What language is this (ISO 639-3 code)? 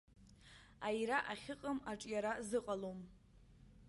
abk